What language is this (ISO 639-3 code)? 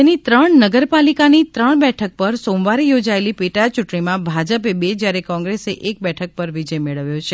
guj